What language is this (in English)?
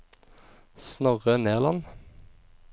Norwegian